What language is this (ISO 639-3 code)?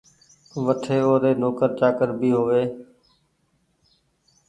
gig